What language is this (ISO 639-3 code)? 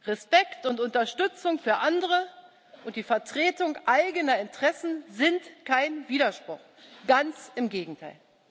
deu